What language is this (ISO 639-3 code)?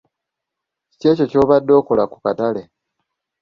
lug